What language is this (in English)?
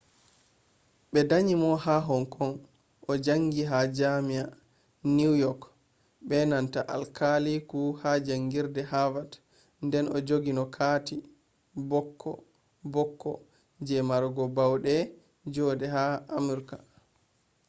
Fula